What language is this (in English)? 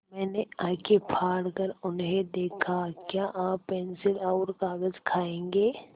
Hindi